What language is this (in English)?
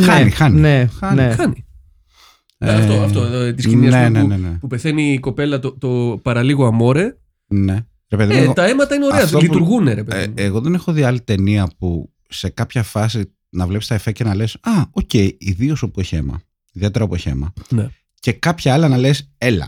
Greek